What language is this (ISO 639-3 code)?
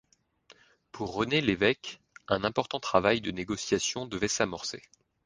fra